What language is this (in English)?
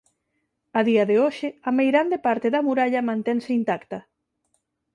Galician